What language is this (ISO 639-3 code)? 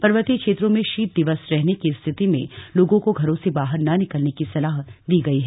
hin